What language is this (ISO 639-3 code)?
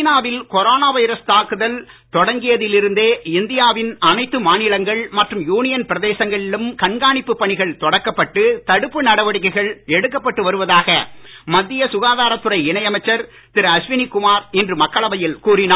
tam